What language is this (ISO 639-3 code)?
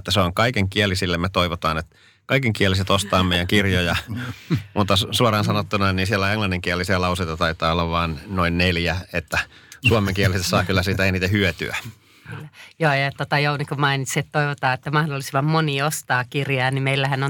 fin